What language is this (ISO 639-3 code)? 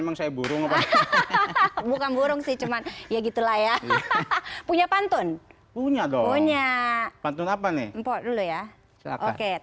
ind